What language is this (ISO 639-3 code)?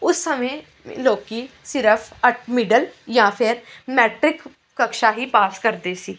pan